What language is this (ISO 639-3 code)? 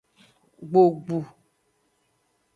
ajg